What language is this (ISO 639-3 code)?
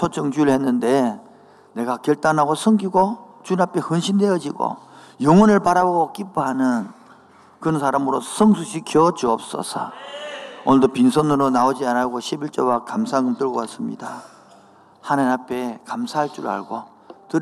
kor